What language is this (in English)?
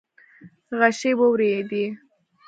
Pashto